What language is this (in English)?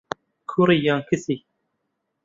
Central Kurdish